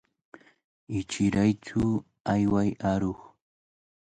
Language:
Cajatambo North Lima Quechua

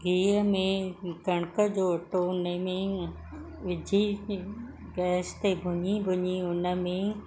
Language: Sindhi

